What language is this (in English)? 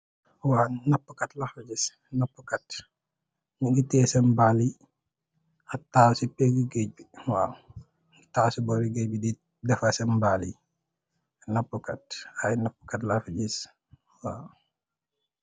Wolof